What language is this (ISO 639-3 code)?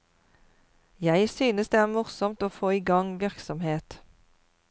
nor